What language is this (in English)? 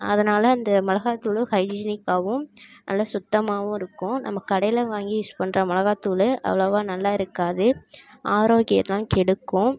Tamil